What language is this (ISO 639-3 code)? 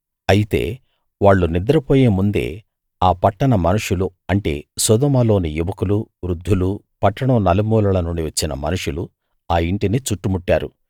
tel